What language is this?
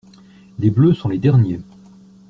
French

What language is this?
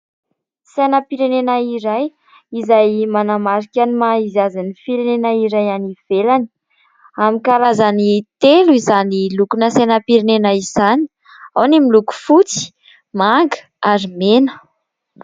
Malagasy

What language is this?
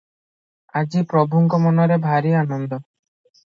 Odia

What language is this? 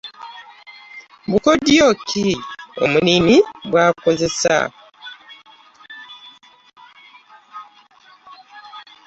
Ganda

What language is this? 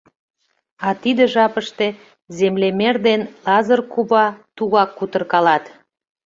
Mari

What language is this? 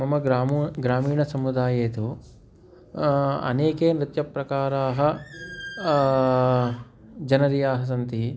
Sanskrit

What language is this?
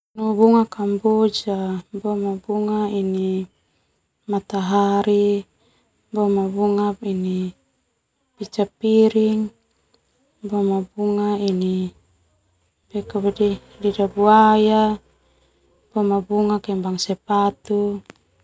Termanu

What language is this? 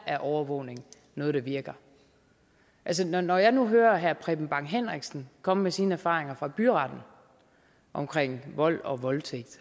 Danish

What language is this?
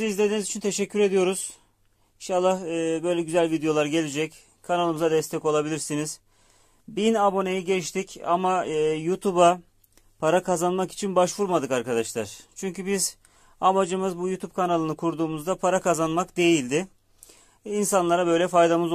Turkish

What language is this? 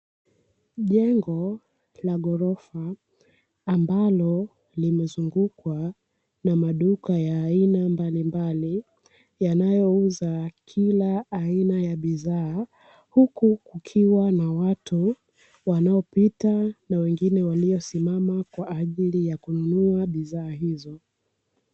Swahili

